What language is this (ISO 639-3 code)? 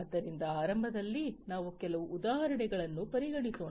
kan